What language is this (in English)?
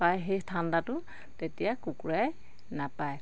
Assamese